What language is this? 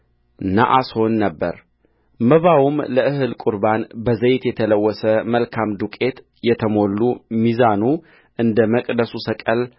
Amharic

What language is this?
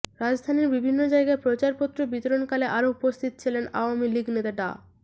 Bangla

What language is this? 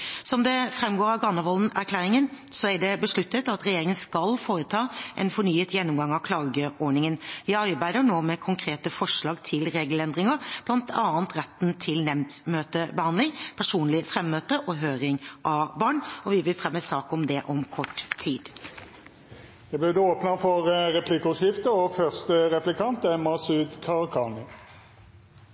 Norwegian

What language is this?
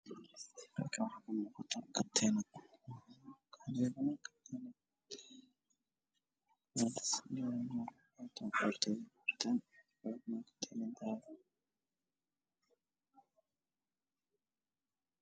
Somali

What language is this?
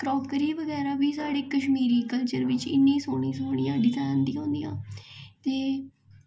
Dogri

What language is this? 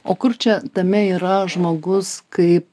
Lithuanian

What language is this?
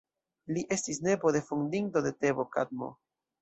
Esperanto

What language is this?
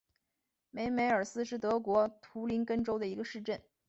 Chinese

